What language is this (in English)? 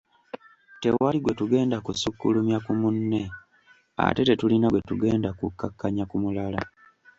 Ganda